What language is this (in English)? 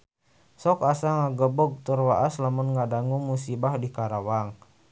Sundanese